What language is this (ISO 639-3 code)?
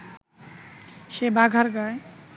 ben